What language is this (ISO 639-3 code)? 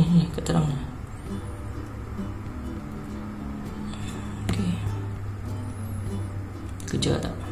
msa